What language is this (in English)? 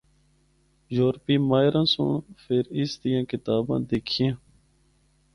Northern Hindko